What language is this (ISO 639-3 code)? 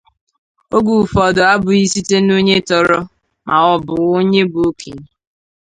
ibo